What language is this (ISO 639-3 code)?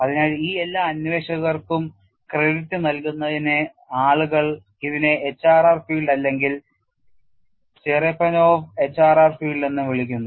mal